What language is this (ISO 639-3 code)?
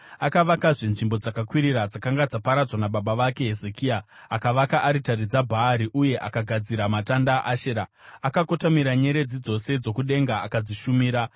sna